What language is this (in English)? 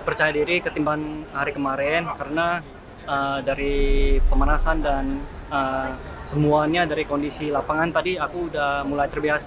Indonesian